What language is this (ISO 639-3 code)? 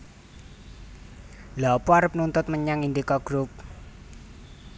jav